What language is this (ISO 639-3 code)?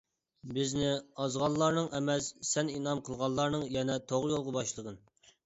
uig